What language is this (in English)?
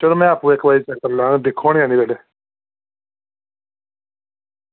Dogri